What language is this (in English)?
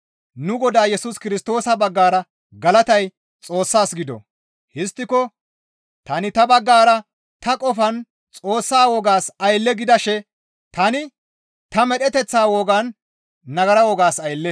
Gamo